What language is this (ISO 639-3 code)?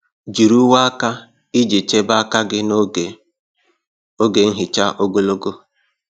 ibo